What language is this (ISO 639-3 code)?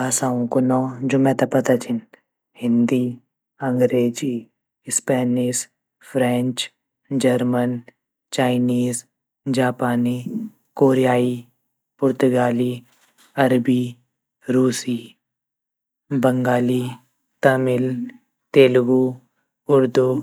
gbm